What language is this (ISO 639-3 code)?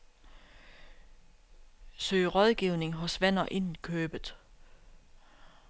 dan